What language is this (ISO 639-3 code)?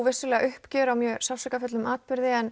isl